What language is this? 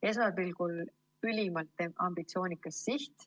Estonian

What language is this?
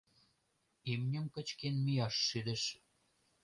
Mari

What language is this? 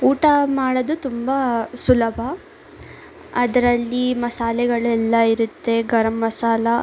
Kannada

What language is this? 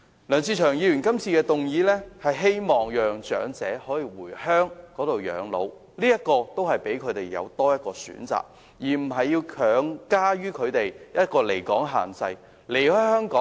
Cantonese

